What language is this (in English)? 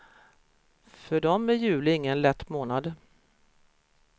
Swedish